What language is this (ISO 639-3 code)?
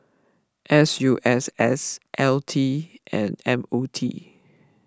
eng